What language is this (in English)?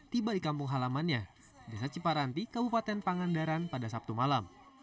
Indonesian